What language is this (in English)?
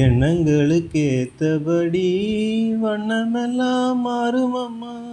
Tamil